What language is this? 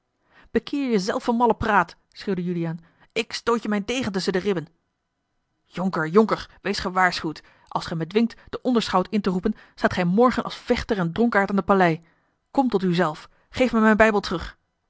Dutch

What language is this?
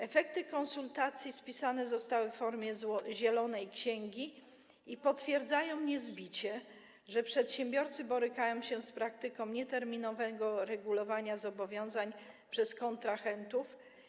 Polish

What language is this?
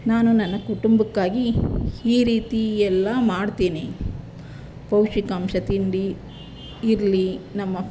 Kannada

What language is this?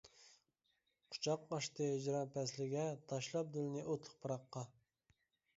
Uyghur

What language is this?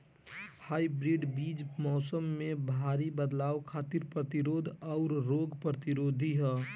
Bhojpuri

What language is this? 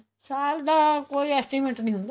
Punjabi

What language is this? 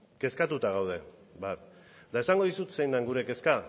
Basque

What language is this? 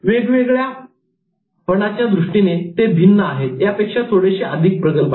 Marathi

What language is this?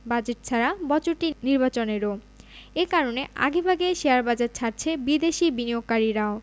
Bangla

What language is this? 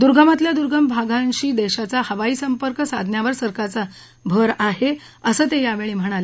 Marathi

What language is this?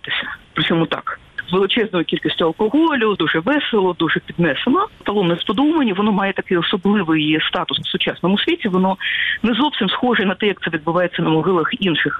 Ukrainian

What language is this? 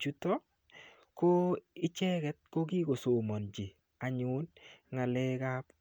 Kalenjin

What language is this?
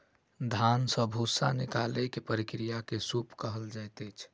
Maithili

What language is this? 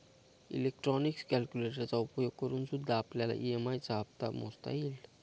Marathi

